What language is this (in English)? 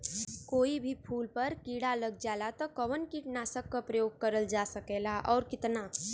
Bhojpuri